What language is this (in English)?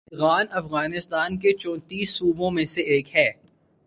Urdu